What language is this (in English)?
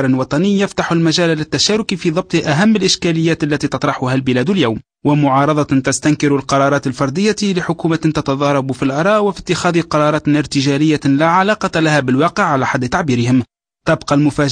Arabic